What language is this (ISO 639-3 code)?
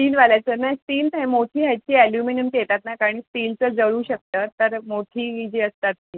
mar